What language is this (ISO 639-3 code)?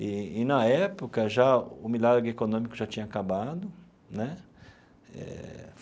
por